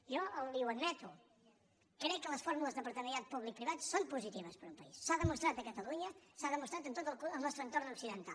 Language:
Catalan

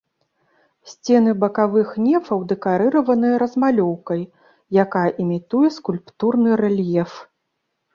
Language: Belarusian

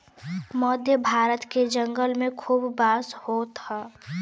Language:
Bhojpuri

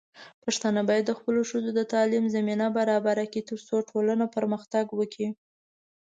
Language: Pashto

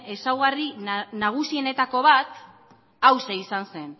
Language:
Basque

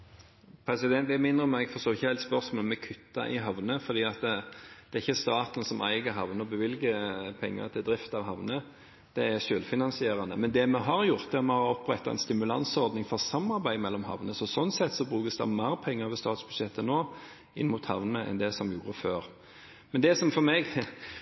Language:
Norwegian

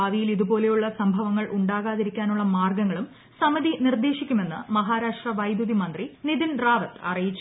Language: Malayalam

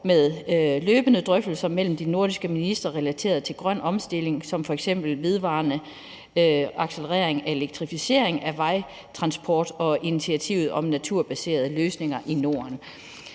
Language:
Danish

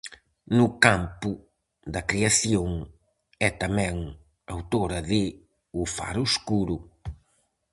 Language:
Galician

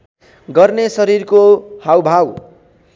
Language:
Nepali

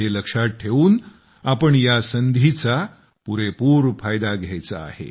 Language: Marathi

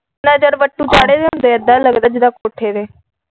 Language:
Punjabi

